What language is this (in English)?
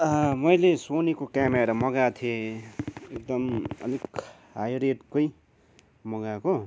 Nepali